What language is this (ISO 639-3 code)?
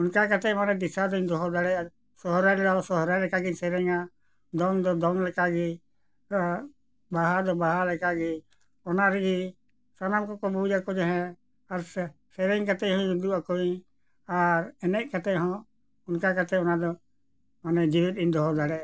sat